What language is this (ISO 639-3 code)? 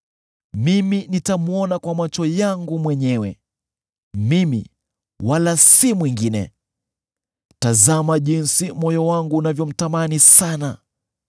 swa